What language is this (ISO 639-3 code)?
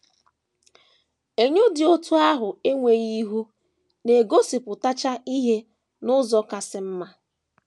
ibo